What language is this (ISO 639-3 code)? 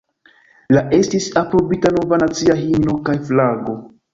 epo